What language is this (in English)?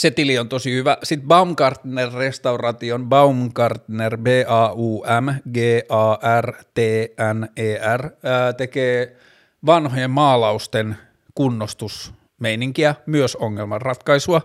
Finnish